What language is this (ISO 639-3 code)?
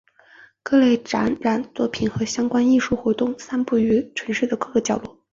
zho